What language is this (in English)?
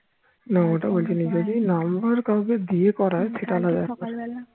Bangla